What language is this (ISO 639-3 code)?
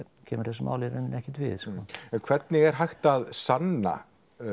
isl